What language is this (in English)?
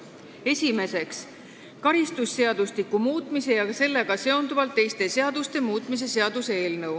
Estonian